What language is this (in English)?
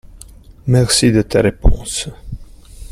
French